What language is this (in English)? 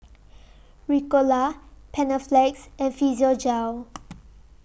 English